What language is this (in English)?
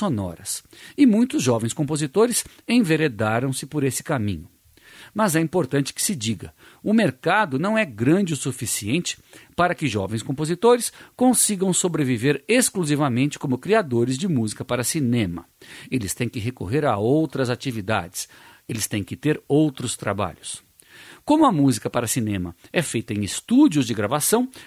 Portuguese